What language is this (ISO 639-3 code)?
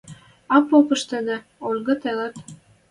mrj